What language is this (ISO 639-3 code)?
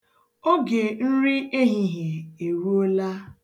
ibo